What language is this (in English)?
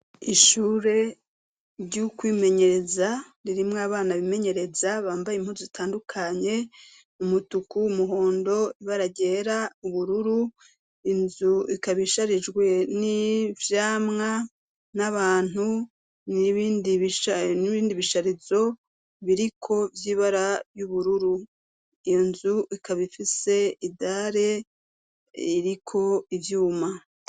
Rundi